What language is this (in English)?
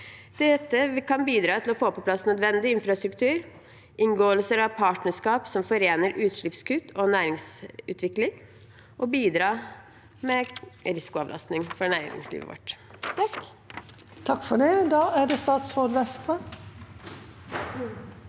Norwegian